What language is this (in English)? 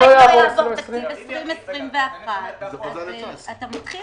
Hebrew